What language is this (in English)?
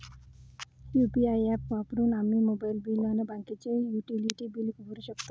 Marathi